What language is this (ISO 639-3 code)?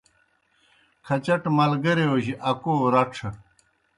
plk